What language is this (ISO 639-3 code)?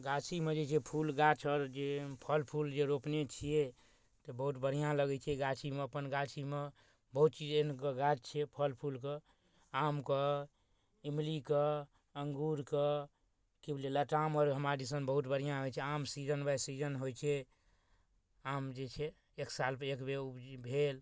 mai